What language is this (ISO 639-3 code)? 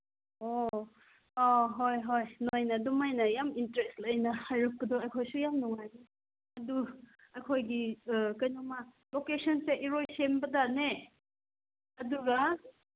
mni